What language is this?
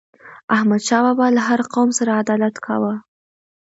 Pashto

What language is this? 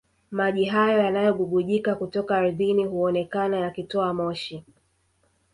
Swahili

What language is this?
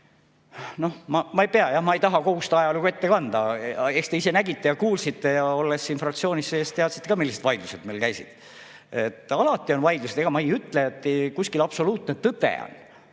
Estonian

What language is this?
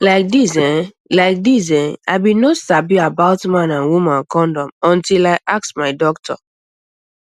Nigerian Pidgin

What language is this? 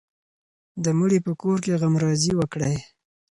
Pashto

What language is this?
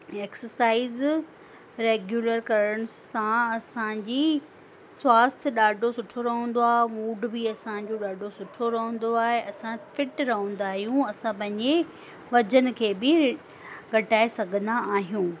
Sindhi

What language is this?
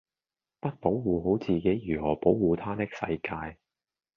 Cantonese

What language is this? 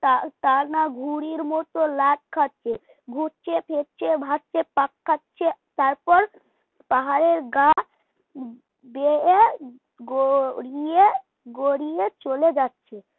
Bangla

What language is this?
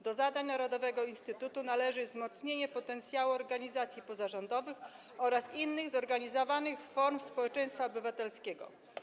Polish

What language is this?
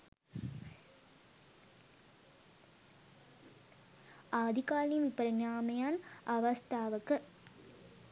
Sinhala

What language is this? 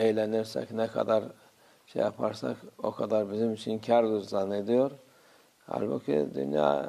Turkish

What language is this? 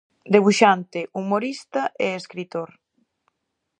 Galician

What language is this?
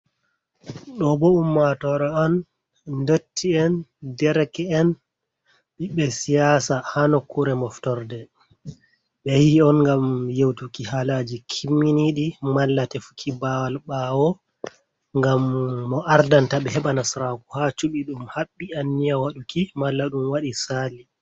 Fula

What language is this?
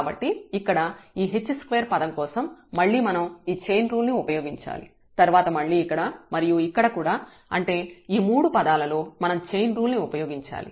Telugu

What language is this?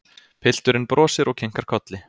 Icelandic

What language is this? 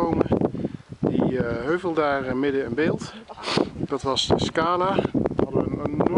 Dutch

